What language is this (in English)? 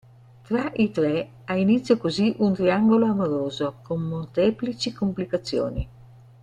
Italian